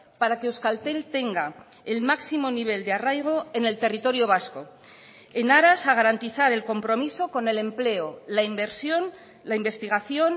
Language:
Spanish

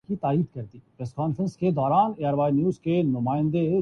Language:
Urdu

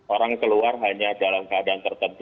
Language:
Indonesian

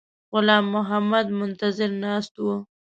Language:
Pashto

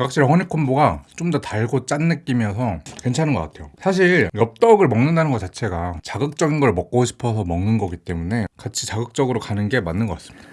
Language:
Korean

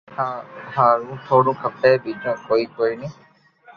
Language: Loarki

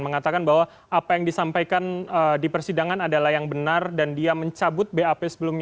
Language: Indonesian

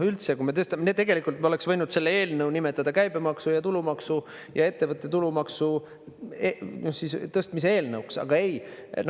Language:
Estonian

